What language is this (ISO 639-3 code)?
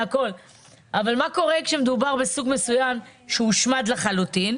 heb